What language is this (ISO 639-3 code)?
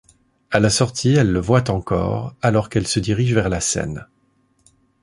fra